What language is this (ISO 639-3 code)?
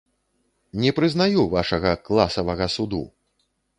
bel